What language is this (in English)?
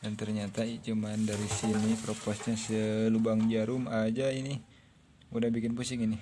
Indonesian